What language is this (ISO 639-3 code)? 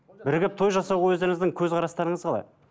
kaz